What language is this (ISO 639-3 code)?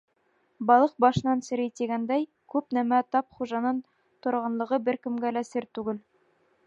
bak